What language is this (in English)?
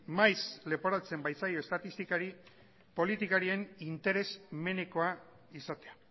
Basque